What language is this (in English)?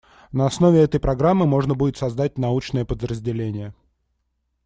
Russian